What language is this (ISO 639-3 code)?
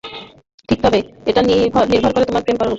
ben